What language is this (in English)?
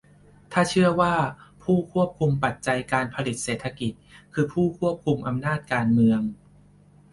Thai